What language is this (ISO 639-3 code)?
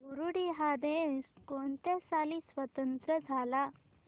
mar